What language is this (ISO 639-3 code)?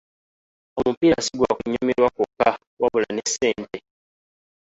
lug